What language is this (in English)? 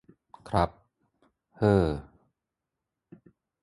Thai